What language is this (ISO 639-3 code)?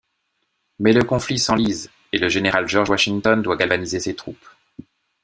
fra